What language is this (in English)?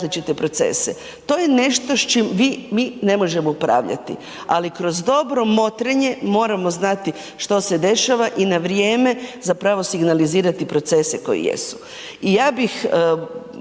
Croatian